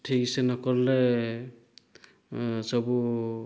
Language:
Odia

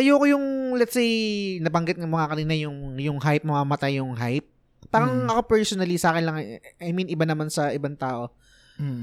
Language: Filipino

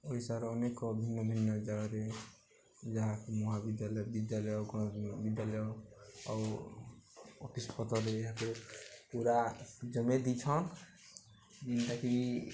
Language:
Odia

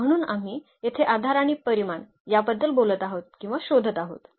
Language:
Marathi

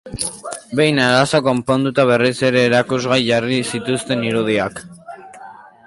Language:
Basque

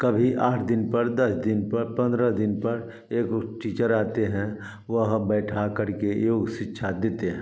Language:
Hindi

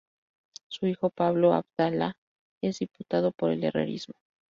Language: Spanish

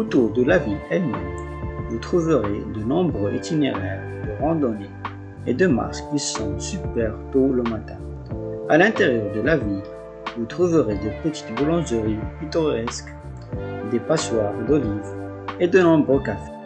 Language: French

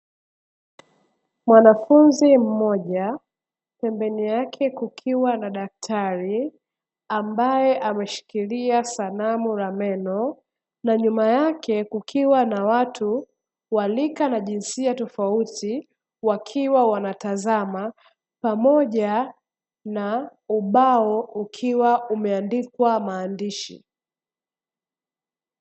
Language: Swahili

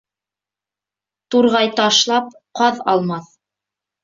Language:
Bashkir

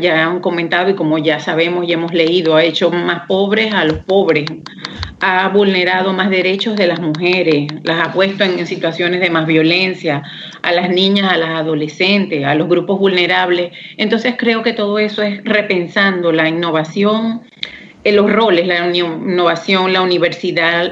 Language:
Spanish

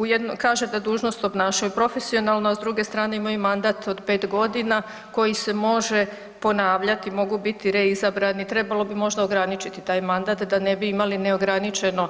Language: Croatian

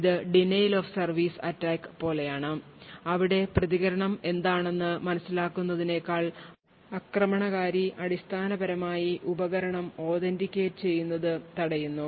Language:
Malayalam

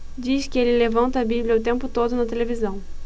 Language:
Portuguese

